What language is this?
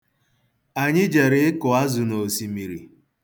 Igbo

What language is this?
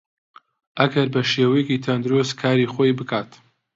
Central Kurdish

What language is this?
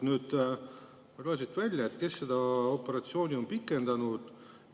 Estonian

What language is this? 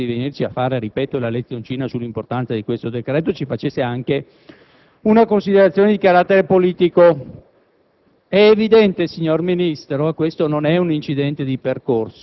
Italian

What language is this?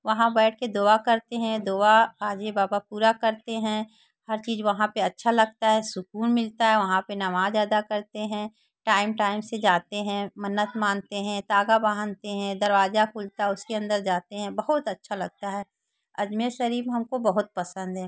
Hindi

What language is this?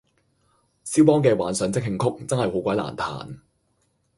Cantonese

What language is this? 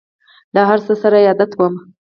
Pashto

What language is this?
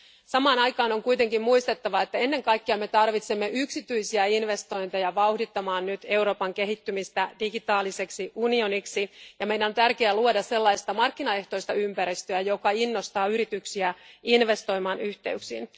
Finnish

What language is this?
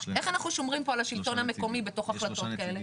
Hebrew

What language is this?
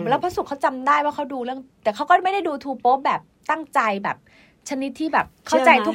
Thai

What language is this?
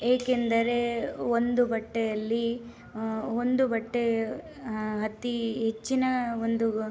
Kannada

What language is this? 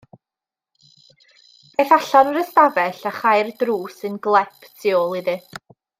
Welsh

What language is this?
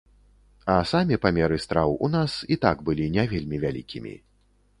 Belarusian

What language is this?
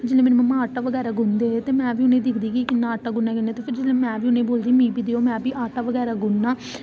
Dogri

